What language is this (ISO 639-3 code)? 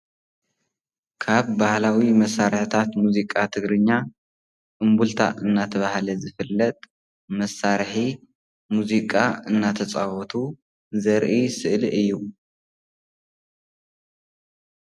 tir